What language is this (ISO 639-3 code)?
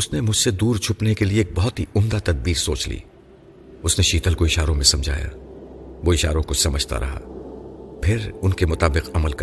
urd